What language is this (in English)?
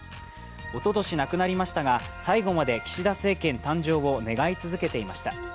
Japanese